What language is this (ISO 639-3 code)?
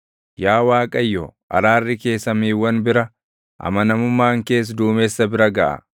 orm